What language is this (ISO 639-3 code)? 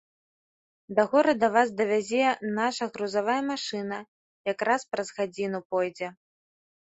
bel